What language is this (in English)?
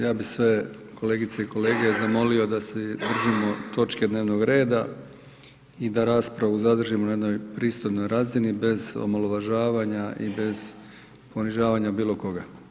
Croatian